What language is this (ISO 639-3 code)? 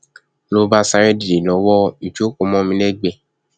yor